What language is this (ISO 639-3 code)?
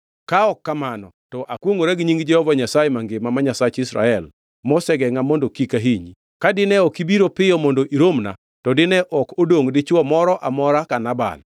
luo